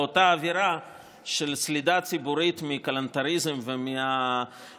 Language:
Hebrew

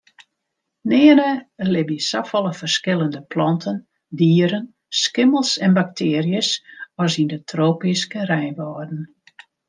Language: Western Frisian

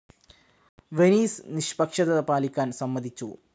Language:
Malayalam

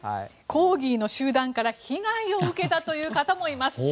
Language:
Japanese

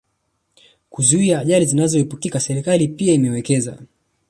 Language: Swahili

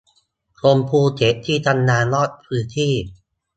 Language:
Thai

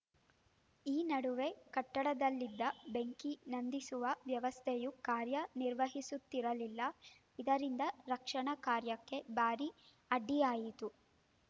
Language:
Kannada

